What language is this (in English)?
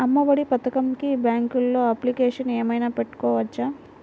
Telugu